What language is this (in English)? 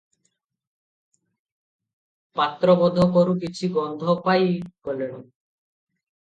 Odia